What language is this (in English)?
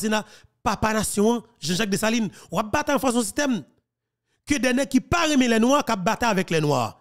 French